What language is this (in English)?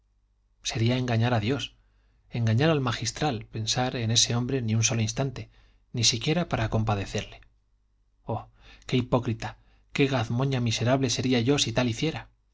Spanish